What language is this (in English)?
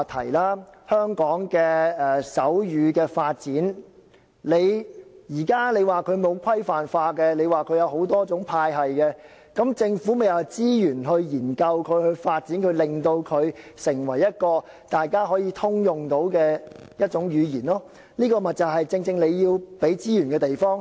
Cantonese